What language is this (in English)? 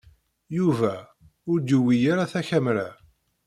Kabyle